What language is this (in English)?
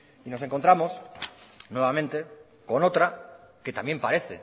Spanish